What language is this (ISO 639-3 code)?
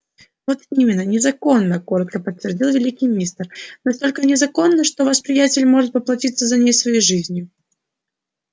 rus